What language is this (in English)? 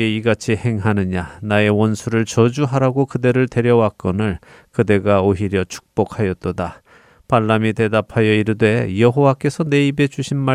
Korean